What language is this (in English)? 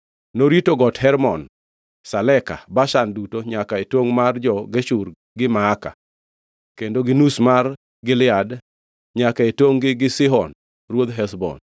Luo (Kenya and Tanzania)